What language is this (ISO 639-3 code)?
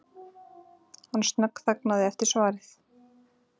isl